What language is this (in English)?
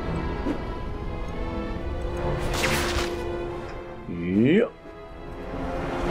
Polish